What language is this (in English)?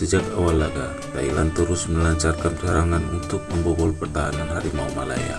Indonesian